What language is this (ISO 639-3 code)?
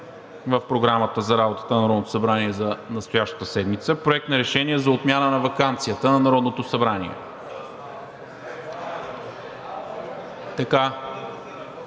bul